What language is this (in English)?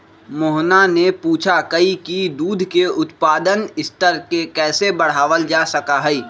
Magahi